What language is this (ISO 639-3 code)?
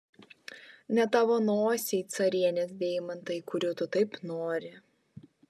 lit